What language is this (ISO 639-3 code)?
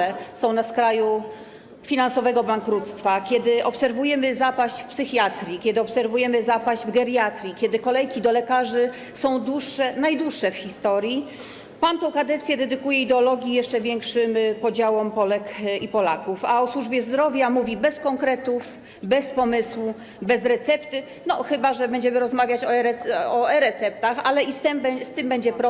pol